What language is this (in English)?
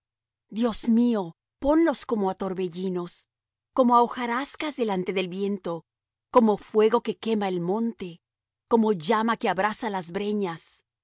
Spanish